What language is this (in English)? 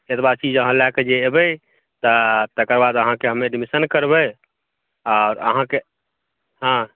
Maithili